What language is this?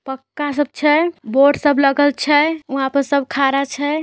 Magahi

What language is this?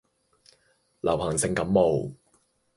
Cantonese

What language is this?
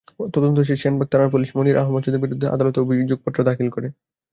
Bangla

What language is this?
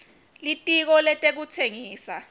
Swati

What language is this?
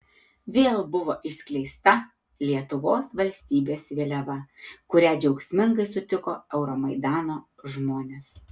Lithuanian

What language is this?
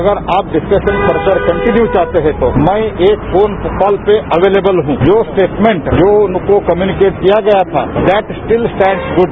Hindi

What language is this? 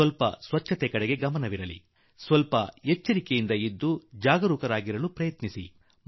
Kannada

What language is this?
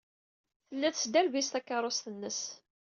Kabyle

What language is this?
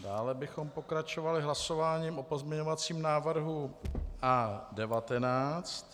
Czech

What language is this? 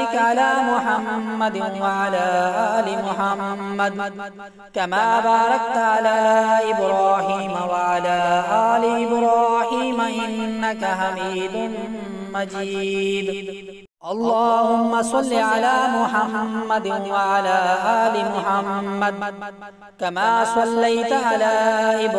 Arabic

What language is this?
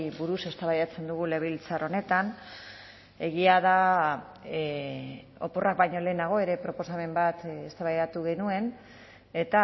Basque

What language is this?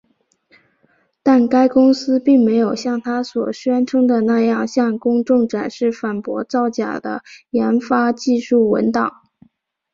Chinese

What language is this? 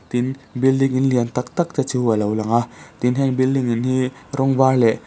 Mizo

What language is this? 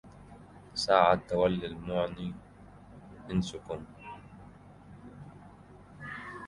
Arabic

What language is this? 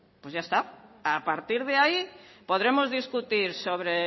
Spanish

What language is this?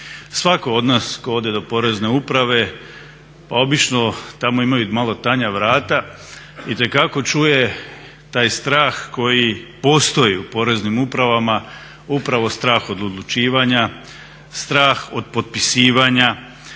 Croatian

